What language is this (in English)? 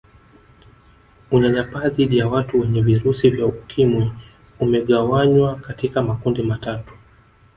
Swahili